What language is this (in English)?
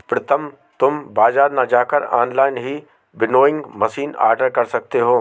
Hindi